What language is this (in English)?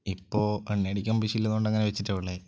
Malayalam